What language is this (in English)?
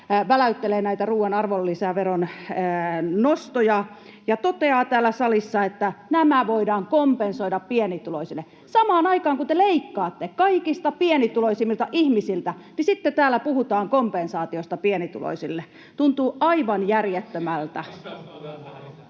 Finnish